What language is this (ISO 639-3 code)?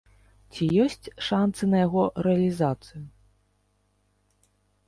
bel